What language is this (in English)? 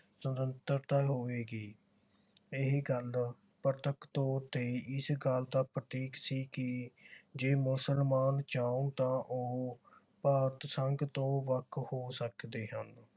Punjabi